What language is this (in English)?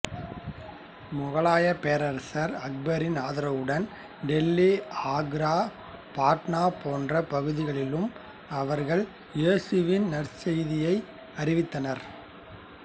Tamil